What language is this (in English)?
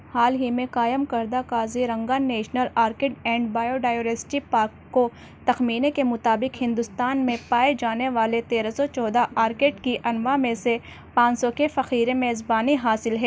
Urdu